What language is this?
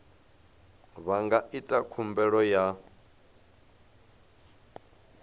Venda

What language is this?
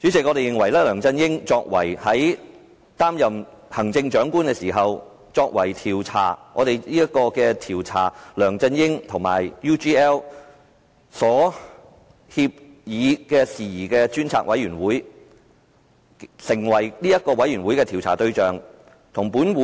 Cantonese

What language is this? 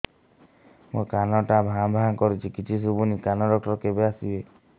Odia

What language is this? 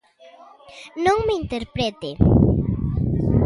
Galician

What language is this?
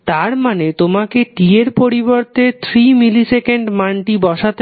Bangla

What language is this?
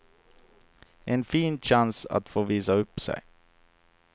Swedish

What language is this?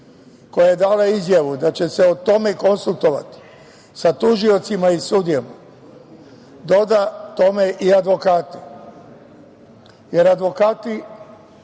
Serbian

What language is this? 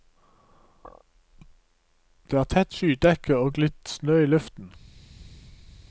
Norwegian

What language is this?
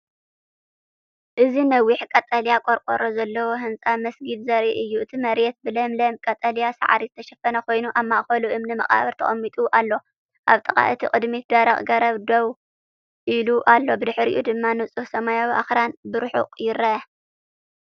Tigrinya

